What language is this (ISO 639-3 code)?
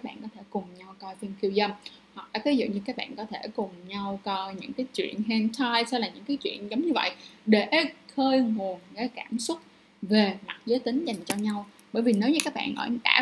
vie